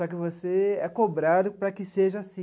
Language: Portuguese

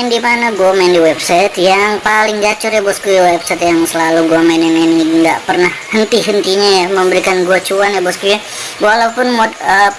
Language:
Indonesian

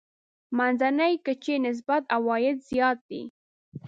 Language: Pashto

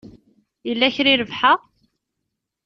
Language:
Kabyle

